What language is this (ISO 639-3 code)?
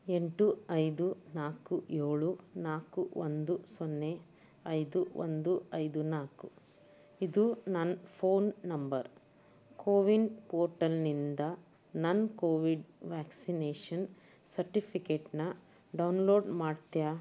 kan